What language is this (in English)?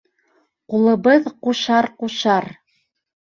Bashkir